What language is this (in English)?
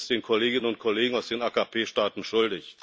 German